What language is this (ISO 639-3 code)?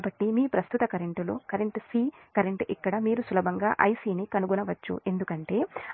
tel